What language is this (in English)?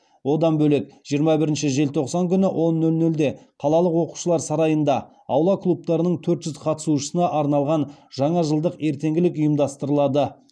Kazakh